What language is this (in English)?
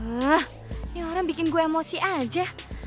Indonesian